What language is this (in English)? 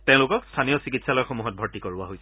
Assamese